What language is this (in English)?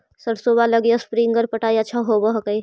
Magahi